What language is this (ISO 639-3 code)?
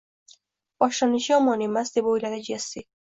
uzb